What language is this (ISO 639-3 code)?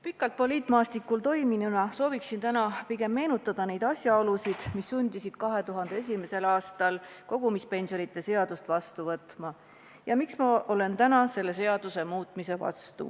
est